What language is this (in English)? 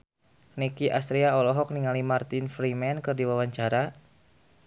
Sundanese